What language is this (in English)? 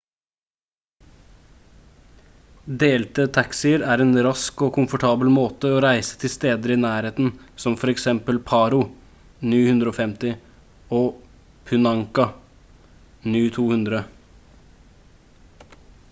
Norwegian Bokmål